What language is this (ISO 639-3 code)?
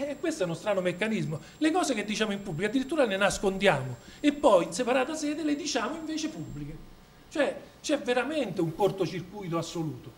ita